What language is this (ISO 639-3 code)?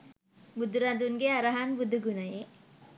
sin